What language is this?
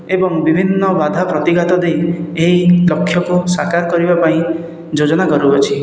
Odia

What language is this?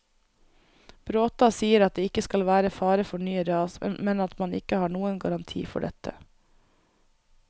Norwegian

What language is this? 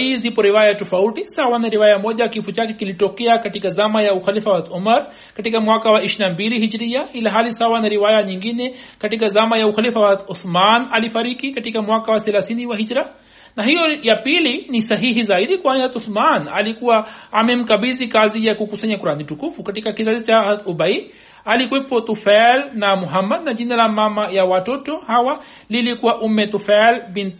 Swahili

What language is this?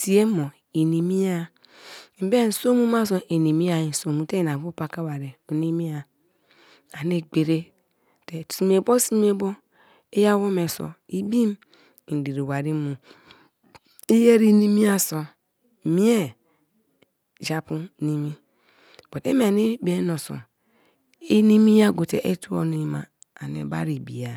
Kalabari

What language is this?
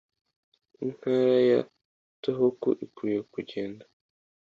Kinyarwanda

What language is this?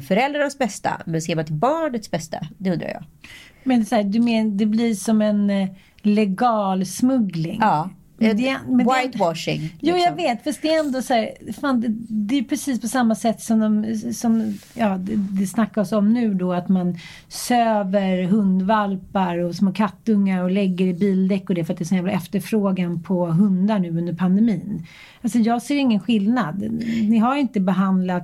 Swedish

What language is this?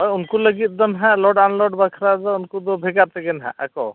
Santali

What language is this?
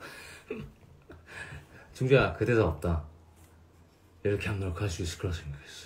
Korean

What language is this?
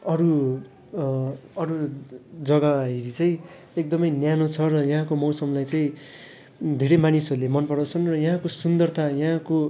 Nepali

